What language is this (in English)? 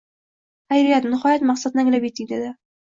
Uzbek